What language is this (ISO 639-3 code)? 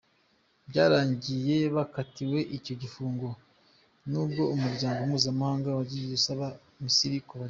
kin